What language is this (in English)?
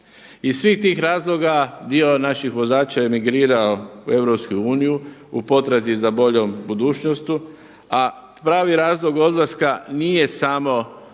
Croatian